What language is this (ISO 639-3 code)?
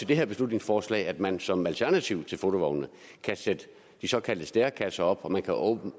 dan